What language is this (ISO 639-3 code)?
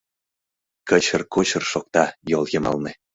chm